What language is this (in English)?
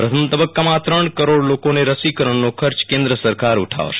Gujarati